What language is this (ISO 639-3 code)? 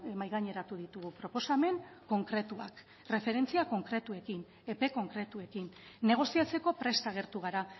eus